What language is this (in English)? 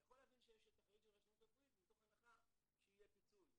Hebrew